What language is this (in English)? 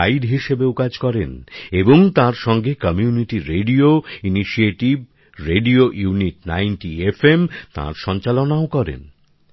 Bangla